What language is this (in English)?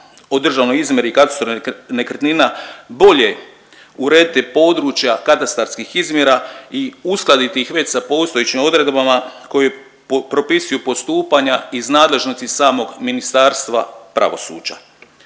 Croatian